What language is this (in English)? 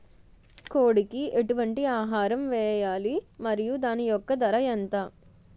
Telugu